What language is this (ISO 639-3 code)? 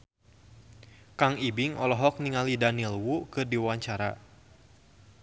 sun